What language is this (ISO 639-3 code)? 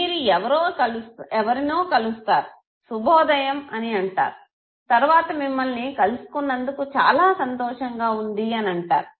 tel